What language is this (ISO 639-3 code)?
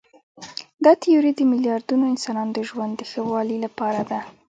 pus